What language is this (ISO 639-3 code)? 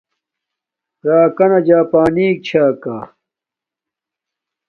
dmk